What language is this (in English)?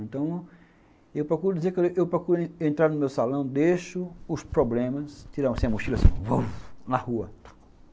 Portuguese